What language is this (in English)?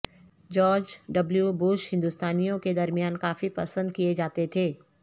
Urdu